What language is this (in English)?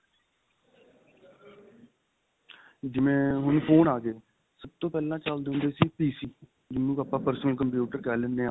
Punjabi